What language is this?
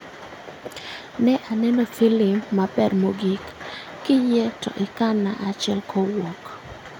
Luo (Kenya and Tanzania)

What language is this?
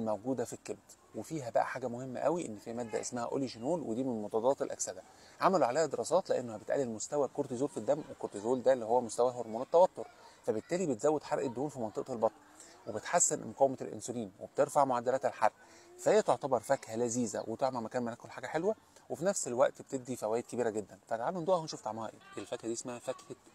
Arabic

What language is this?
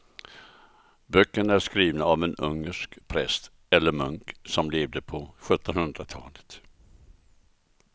Swedish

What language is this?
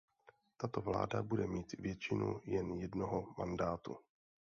Czech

